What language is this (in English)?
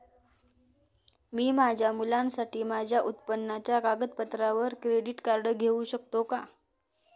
Marathi